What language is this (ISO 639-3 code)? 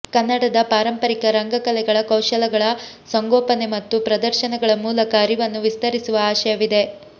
kan